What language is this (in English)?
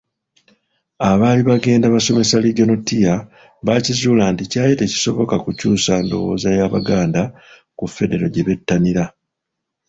Ganda